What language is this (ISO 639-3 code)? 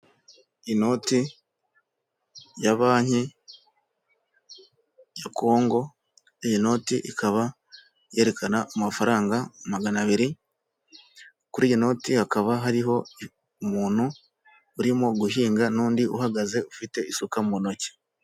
kin